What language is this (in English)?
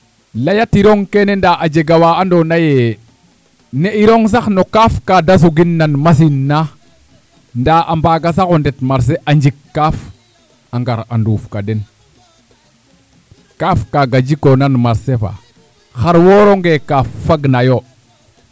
Serer